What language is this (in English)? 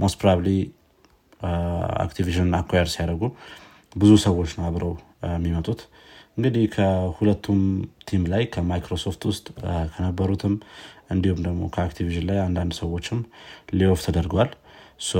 Amharic